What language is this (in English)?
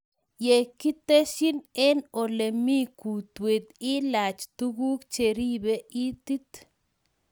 Kalenjin